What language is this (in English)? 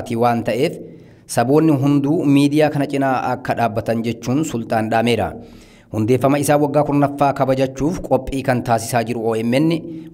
Indonesian